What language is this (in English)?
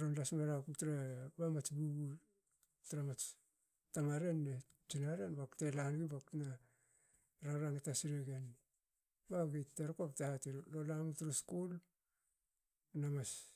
Hakö